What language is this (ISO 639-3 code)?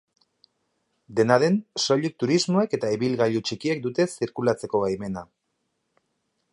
eus